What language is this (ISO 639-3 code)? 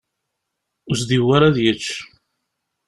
kab